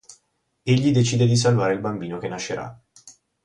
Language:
Italian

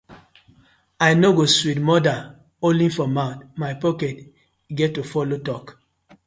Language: Nigerian Pidgin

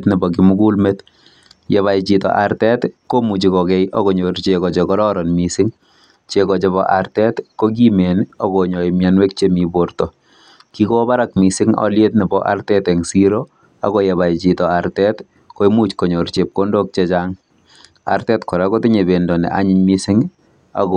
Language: Kalenjin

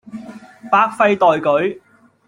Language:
Cantonese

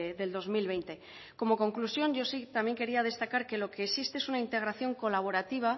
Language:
Spanish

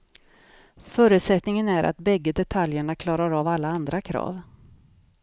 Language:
Swedish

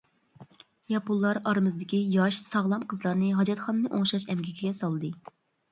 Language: Uyghur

